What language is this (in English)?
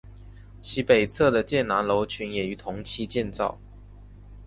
Chinese